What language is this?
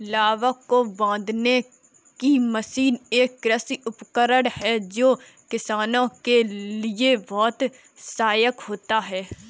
Hindi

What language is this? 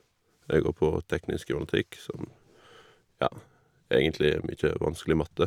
Norwegian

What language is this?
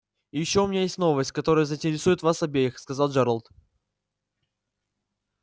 Russian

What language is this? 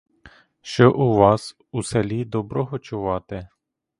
Ukrainian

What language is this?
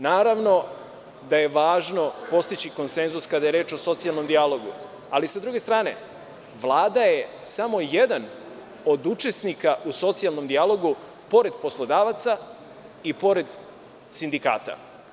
Serbian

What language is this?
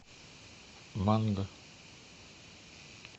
Russian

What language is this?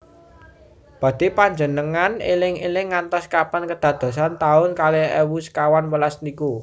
Javanese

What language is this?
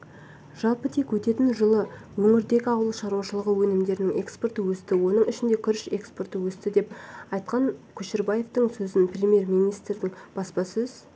Kazakh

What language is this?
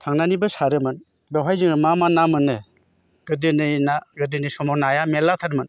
Bodo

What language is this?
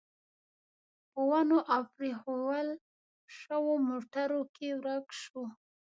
Pashto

